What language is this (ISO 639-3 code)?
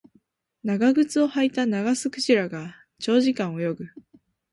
jpn